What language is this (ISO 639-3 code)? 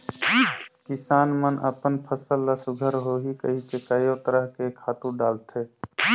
hne